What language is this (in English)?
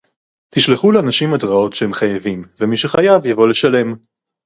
Hebrew